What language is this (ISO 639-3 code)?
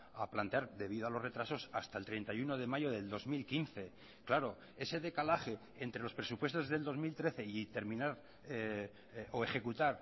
spa